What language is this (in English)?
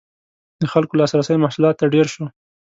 Pashto